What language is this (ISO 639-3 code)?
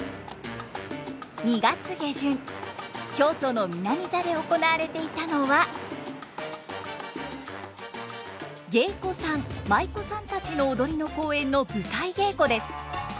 jpn